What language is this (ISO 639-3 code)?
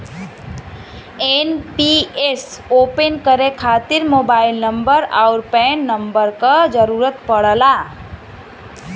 bho